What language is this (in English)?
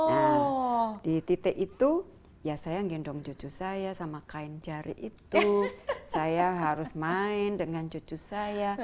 Indonesian